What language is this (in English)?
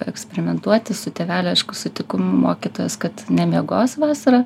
Lithuanian